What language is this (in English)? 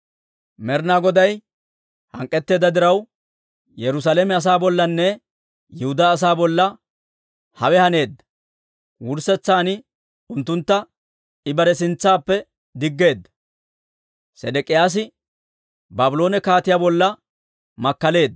Dawro